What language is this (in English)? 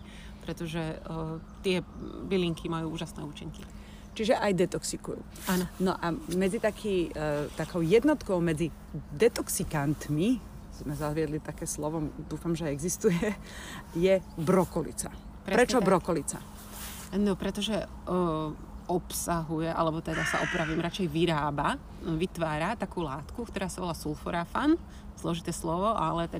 Slovak